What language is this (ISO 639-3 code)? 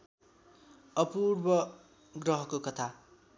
nep